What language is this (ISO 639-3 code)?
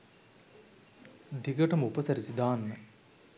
sin